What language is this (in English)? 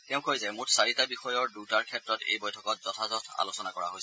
Assamese